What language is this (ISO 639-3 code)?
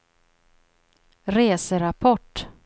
swe